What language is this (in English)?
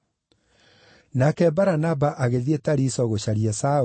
Kikuyu